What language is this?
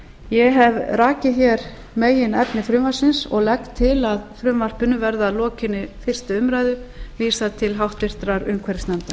Icelandic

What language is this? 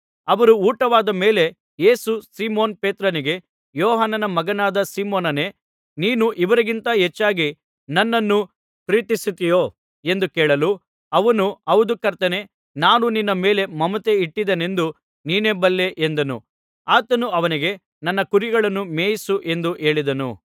Kannada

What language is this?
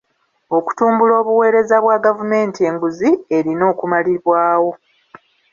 Ganda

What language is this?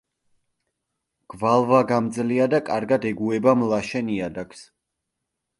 Georgian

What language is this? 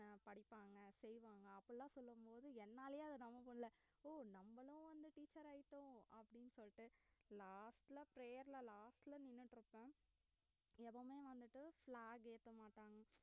Tamil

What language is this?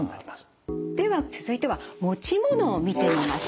Japanese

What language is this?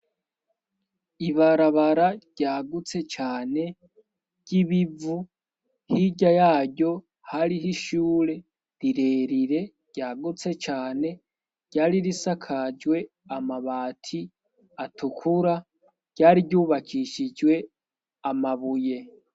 Rundi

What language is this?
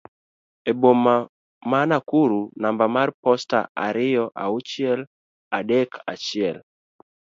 Luo (Kenya and Tanzania)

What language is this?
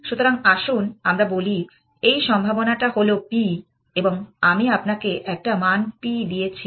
Bangla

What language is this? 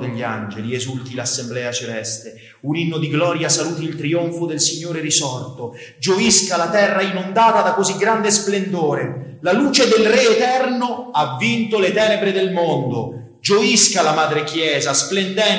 Italian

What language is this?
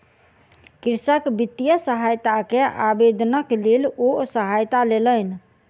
Maithili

